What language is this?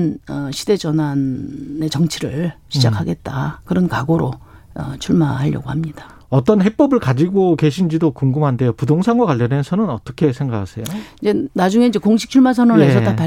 Korean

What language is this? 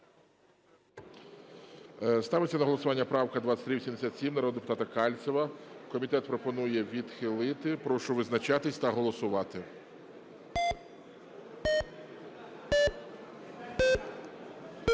Ukrainian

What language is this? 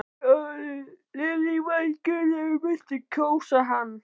Icelandic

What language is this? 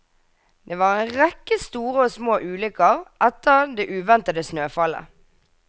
Norwegian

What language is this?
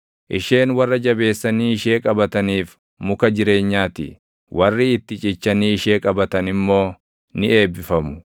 Oromo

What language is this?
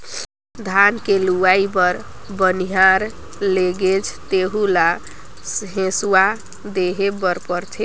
Chhattisgarhi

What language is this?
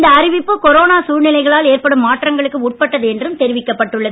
Tamil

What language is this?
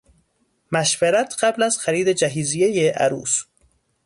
Persian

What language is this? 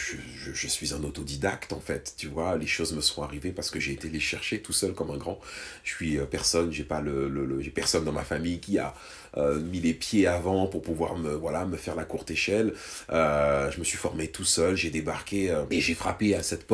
French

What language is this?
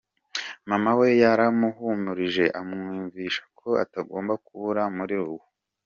Kinyarwanda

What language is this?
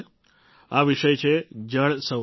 Gujarati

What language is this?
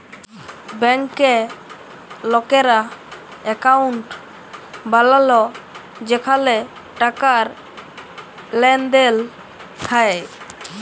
Bangla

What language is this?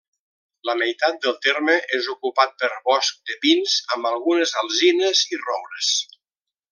Catalan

